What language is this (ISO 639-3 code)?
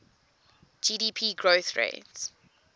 eng